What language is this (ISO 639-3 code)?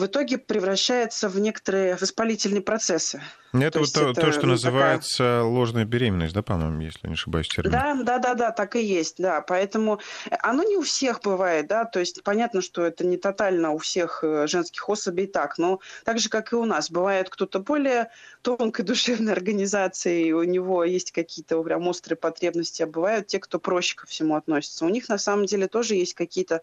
rus